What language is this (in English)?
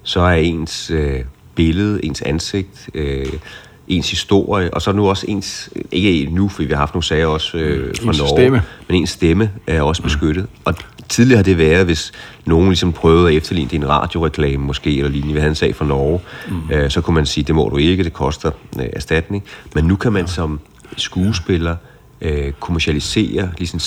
Danish